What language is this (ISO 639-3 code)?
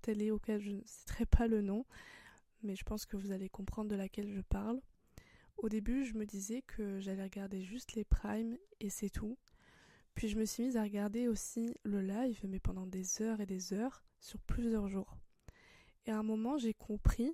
fra